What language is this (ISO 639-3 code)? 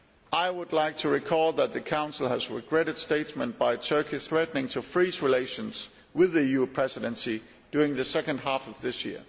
eng